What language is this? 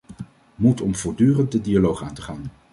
Dutch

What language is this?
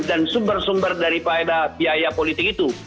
Indonesian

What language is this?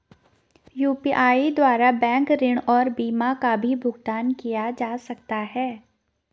Hindi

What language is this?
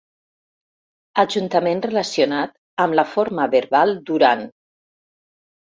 Catalan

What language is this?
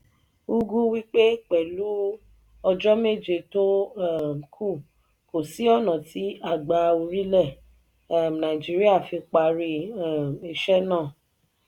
Yoruba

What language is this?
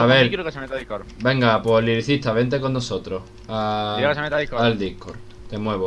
Spanish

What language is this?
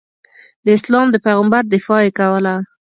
Pashto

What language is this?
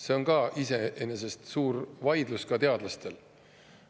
Estonian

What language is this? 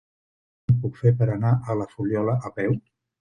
Catalan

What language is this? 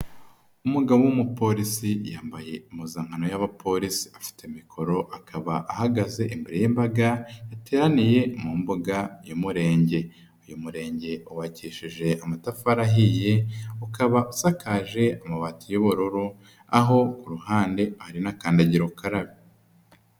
Kinyarwanda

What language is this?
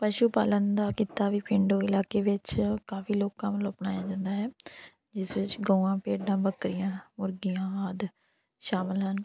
Punjabi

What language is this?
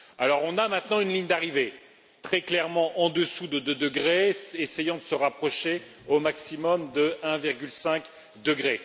French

